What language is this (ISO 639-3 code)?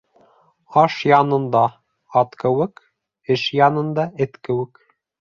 bak